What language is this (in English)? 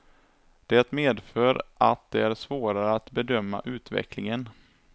Swedish